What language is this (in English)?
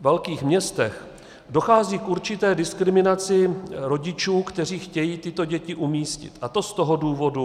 Czech